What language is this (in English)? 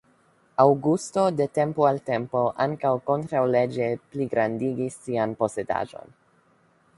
Esperanto